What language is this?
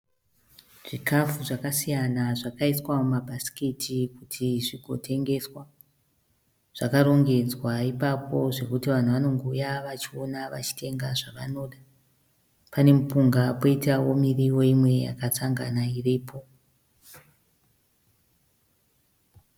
Shona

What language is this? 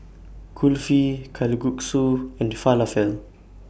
English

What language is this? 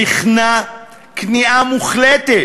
Hebrew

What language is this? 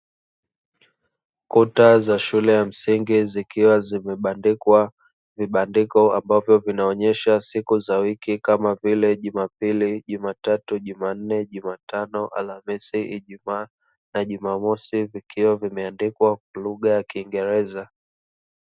Swahili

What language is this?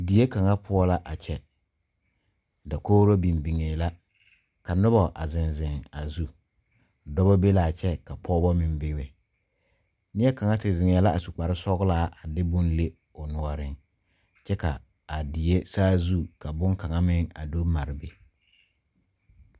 Southern Dagaare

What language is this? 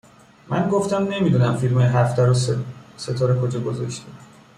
Persian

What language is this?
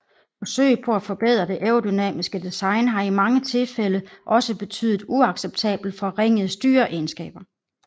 Danish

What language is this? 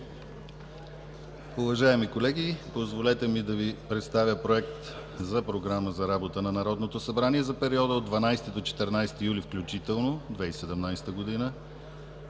Bulgarian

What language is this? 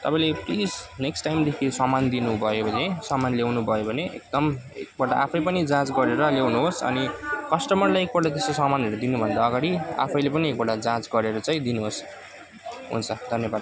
Nepali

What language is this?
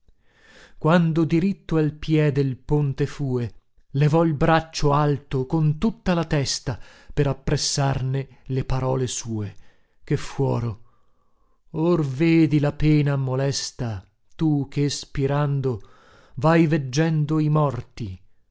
Italian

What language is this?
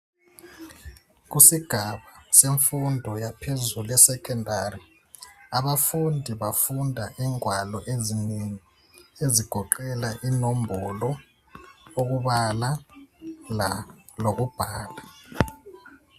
North Ndebele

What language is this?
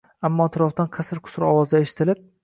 Uzbek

